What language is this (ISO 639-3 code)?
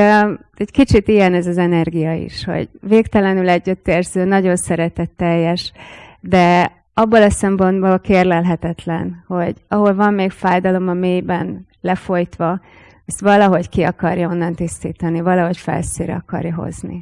hun